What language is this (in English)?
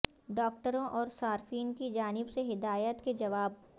Urdu